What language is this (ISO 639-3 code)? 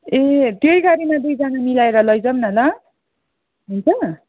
nep